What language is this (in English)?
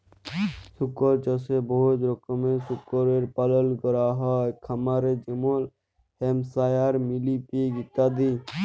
Bangla